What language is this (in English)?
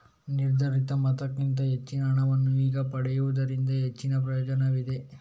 Kannada